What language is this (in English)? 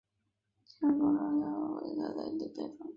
Chinese